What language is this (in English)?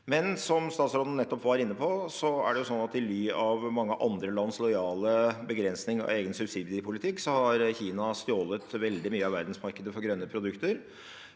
Norwegian